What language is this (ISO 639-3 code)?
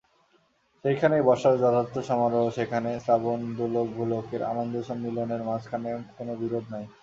ben